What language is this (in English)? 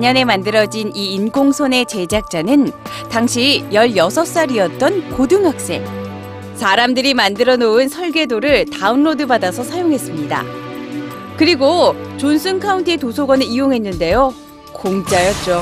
Korean